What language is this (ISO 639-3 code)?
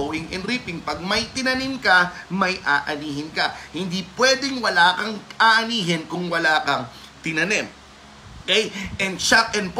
fil